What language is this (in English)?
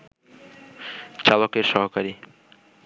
Bangla